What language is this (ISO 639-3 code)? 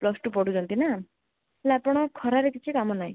ori